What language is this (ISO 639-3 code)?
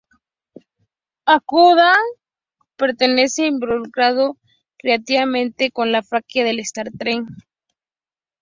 spa